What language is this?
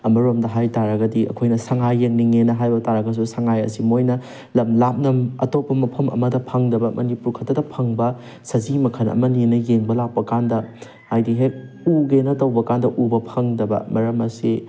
Manipuri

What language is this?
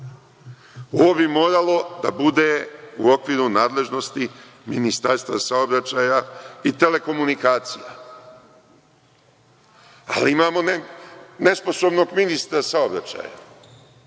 Serbian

